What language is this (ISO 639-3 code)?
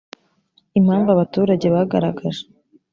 kin